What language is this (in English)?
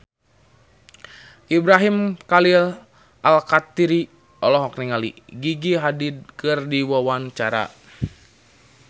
Sundanese